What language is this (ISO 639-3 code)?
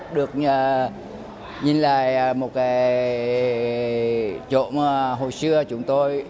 vie